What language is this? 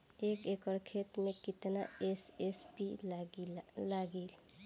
Bhojpuri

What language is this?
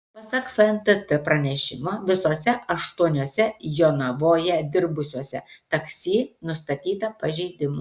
Lithuanian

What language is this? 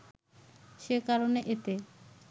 Bangla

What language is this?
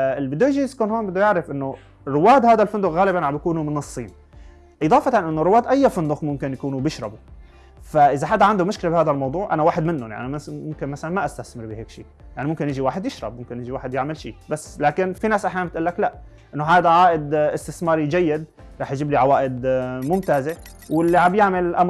Arabic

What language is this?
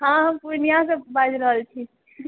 Maithili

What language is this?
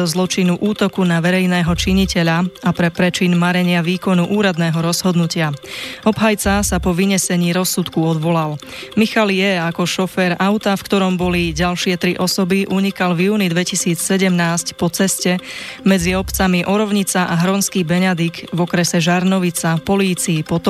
Slovak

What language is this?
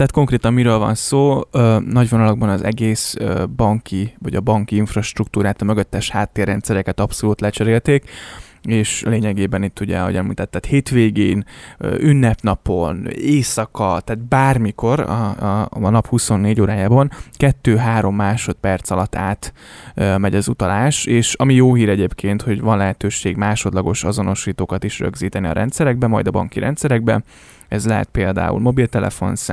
Hungarian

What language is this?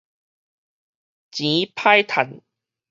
Min Nan Chinese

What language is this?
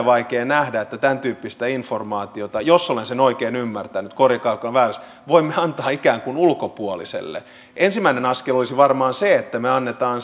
Finnish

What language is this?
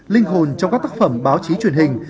Vietnamese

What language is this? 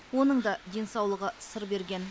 Kazakh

